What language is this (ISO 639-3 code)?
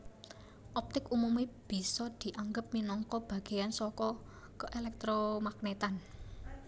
jav